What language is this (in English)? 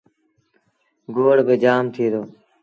Sindhi Bhil